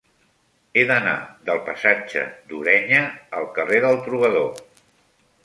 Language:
Catalan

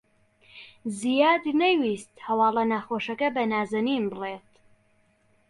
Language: Central Kurdish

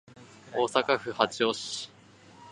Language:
Japanese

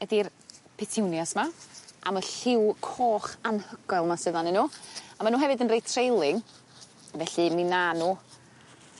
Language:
Welsh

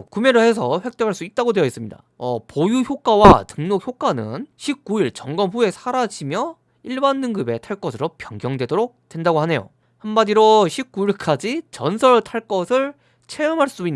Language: Korean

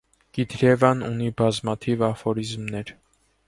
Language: Armenian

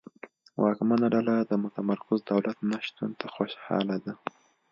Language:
Pashto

